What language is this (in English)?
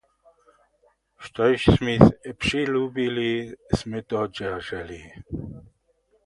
Upper Sorbian